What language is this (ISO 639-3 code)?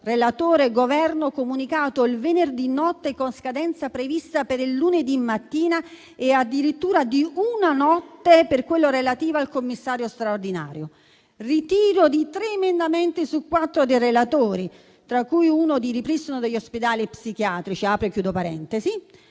ita